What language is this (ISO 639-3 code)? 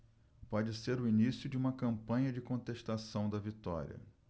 por